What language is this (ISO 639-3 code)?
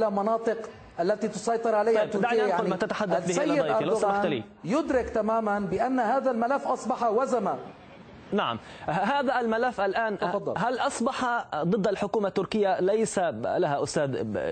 ara